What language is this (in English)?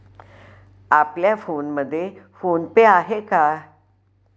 Marathi